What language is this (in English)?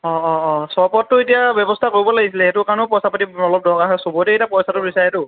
Assamese